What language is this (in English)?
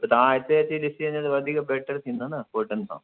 Sindhi